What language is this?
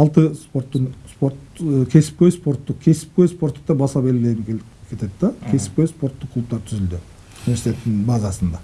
Turkish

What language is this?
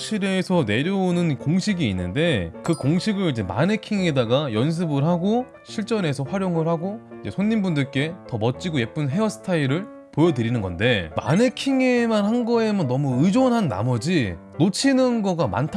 Korean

